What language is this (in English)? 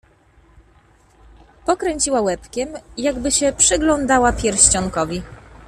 Polish